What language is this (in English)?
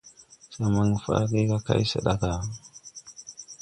Tupuri